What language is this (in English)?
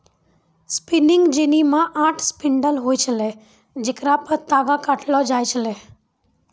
Maithili